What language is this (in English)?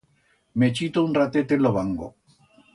Aragonese